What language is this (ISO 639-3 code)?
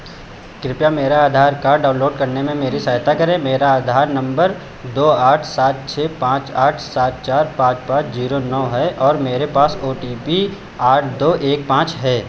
hin